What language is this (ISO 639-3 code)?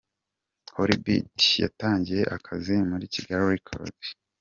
kin